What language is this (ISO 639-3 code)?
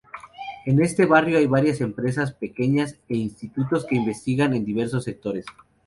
spa